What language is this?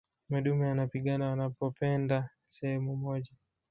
Swahili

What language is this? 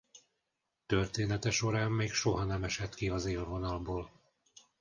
Hungarian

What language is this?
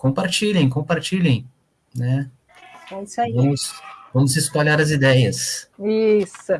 Portuguese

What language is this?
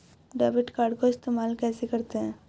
Hindi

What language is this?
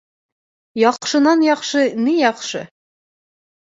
Bashkir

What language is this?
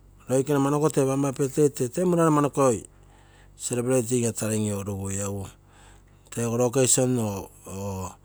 Terei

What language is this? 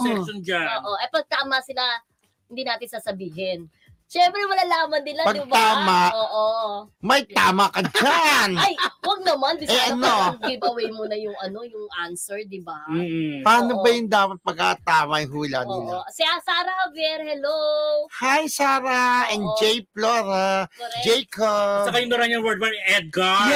Filipino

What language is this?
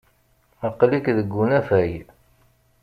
Kabyle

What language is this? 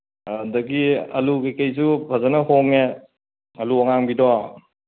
Manipuri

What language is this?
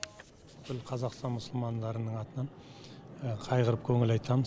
Kazakh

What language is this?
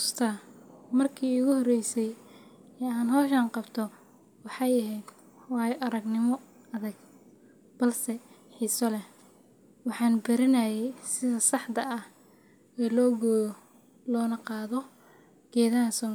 Somali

